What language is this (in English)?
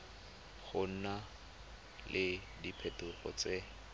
Tswana